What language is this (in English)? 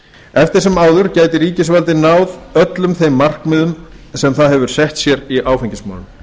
Icelandic